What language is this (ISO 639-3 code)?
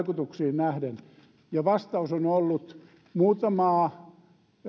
fin